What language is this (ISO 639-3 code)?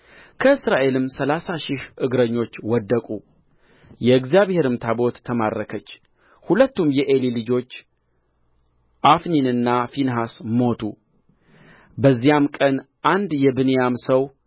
amh